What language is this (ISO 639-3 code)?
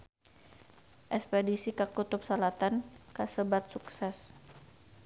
sun